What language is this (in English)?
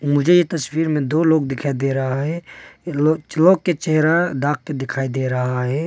Hindi